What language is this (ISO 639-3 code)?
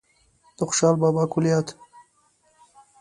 pus